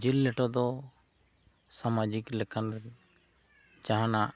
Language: Santali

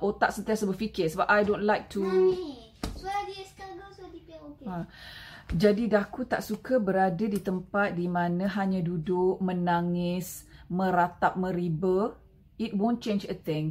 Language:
Malay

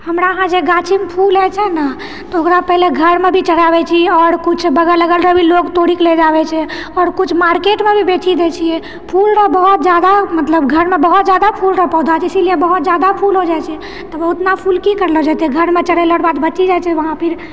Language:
Maithili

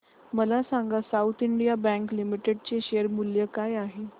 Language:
Marathi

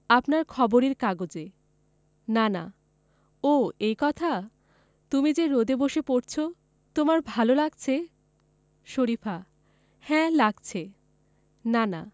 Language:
Bangla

